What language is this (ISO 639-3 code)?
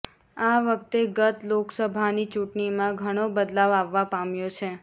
guj